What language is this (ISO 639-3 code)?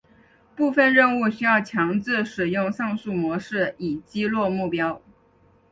zho